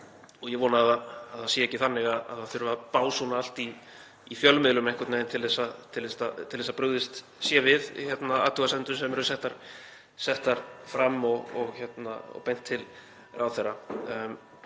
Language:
Icelandic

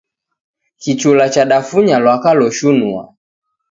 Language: Taita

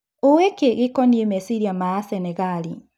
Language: Kikuyu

